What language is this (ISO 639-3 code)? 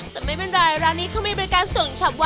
tha